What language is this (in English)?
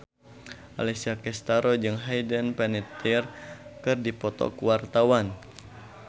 Sundanese